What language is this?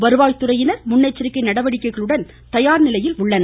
Tamil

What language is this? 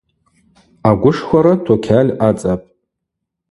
Abaza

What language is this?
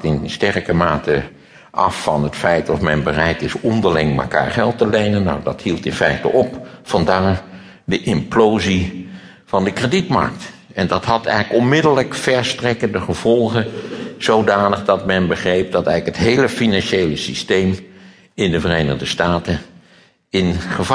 Dutch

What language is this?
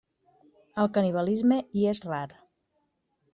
Catalan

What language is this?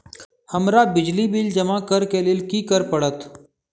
Maithili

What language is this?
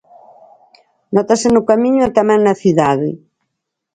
Galician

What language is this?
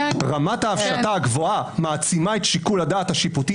Hebrew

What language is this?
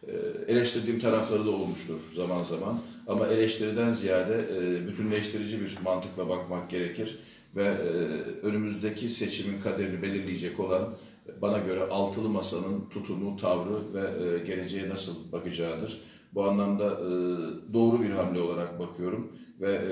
Turkish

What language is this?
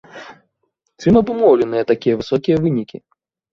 Belarusian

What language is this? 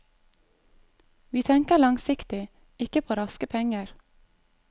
Norwegian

